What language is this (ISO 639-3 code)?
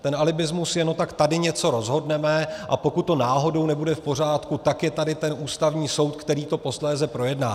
ces